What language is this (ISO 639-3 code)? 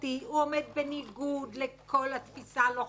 heb